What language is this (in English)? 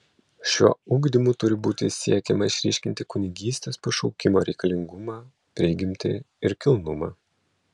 Lithuanian